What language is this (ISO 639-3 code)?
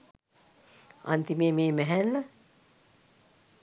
sin